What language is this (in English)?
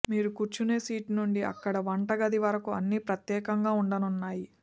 Telugu